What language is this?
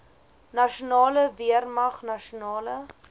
Afrikaans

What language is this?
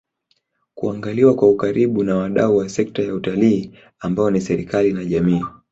Swahili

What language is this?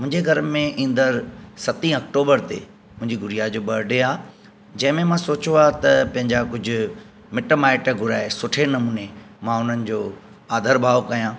Sindhi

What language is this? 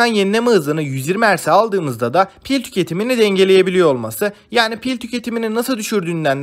Turkish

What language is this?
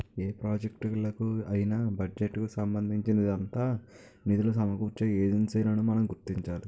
Telugu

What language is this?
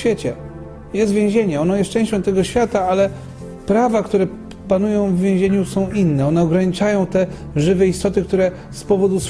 Polish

